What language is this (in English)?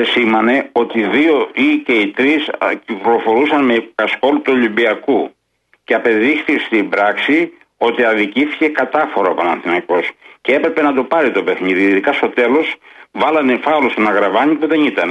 Greek